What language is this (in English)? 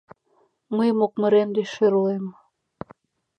Mari